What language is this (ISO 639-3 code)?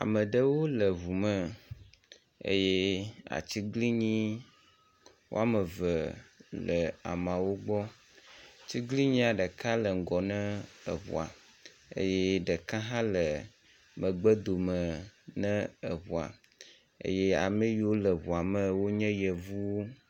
ewe